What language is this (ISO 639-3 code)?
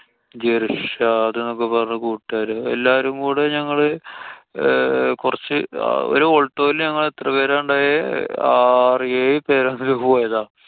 mal